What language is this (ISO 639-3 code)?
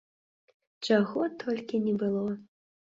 bel